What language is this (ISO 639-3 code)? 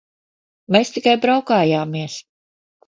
lav